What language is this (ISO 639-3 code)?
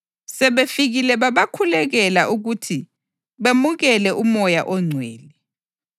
nde